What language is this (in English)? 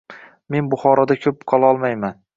Uzbek